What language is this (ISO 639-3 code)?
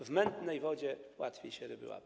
pol